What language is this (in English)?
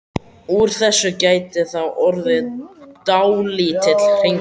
Icelandic